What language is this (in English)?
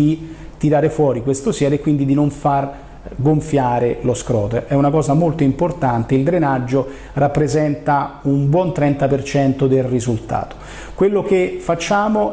Italian